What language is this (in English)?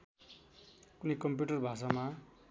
Nepali